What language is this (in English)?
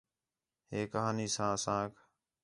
Khetrani